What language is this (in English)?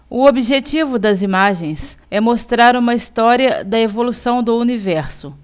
Portuguese